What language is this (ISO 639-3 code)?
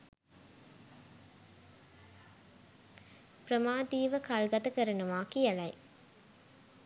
sin